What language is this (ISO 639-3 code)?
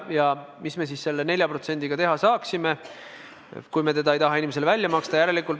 est